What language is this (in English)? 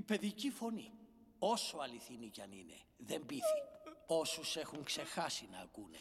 Greek